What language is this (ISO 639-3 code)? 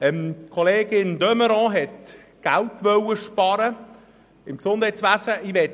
gsw